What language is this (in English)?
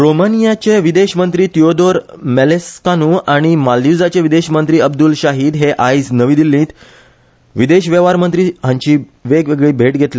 Konkani